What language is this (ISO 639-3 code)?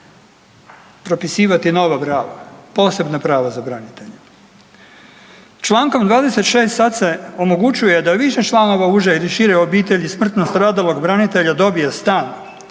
hrv